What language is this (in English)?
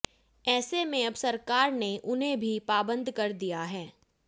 Hindi